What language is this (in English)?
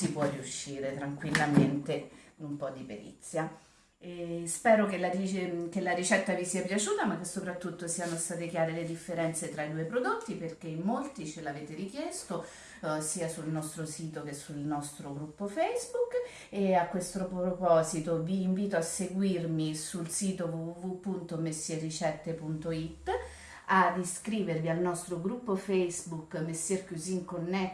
Italian